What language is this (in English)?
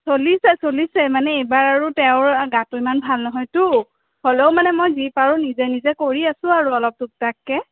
Assamese